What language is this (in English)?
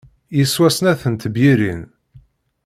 Kabyle